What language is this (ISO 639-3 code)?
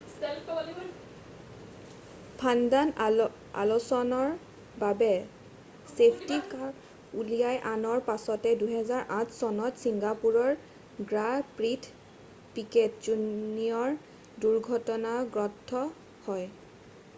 asm